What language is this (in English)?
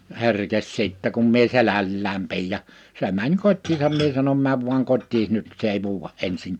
Finnish